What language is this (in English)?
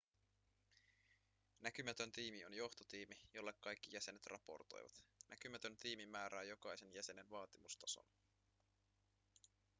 Finnish